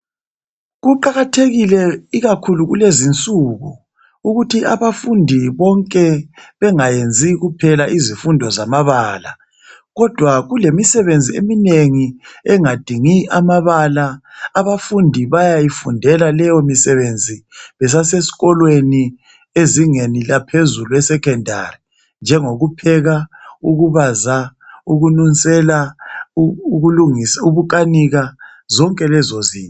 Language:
North Ndebele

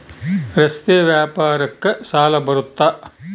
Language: Kannada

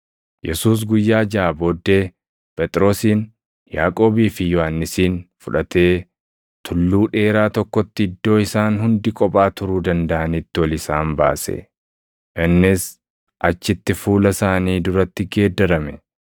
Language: Oromo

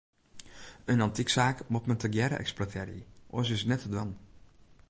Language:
Western Frisian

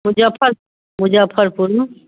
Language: Maithili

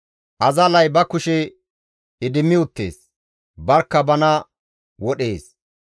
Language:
Gamo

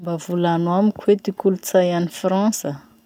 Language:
Masikoro Malagasy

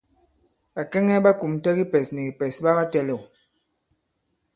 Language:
Bankon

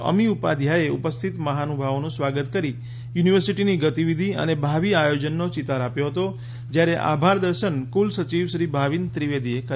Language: Gujarati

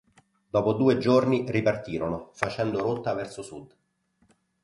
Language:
Italian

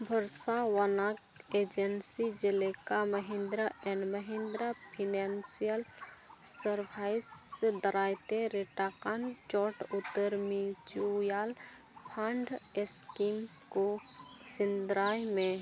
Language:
Santali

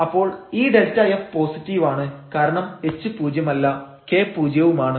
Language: Malayalam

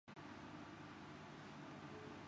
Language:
Urdu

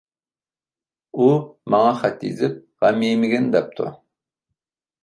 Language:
Uyghur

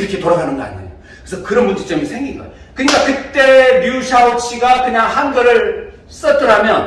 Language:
Korean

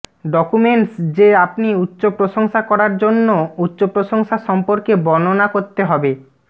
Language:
Bangla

